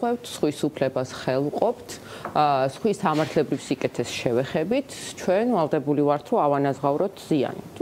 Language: Romanian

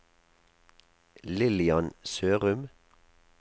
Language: Norwegian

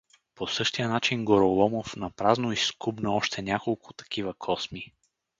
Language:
Bulgarian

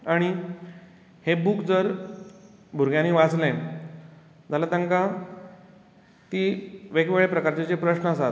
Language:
Konkani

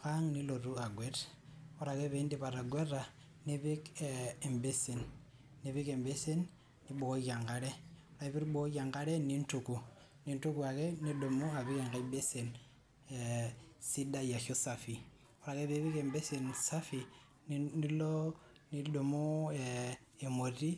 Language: Masai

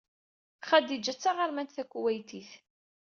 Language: Kabyle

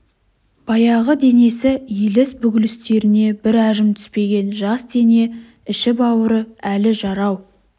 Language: Kazakh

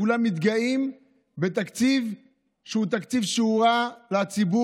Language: Hebrew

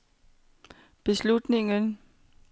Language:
Danish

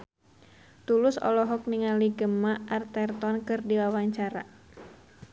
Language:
Sundanese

